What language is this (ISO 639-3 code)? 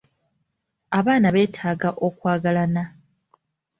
lug